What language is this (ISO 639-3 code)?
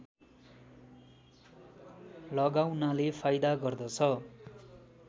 nep